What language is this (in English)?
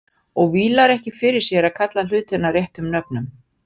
Icelandic